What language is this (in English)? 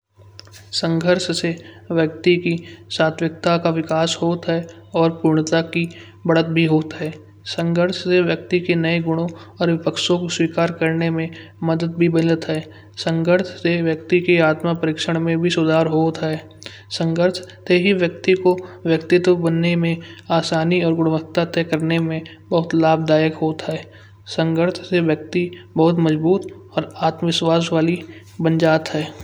Kanauji